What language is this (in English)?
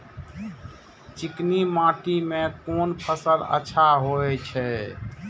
Maithili